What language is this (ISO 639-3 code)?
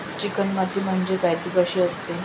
mar